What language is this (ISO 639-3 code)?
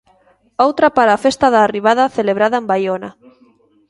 glg